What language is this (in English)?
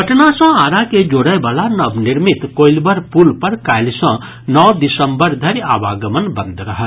Maithili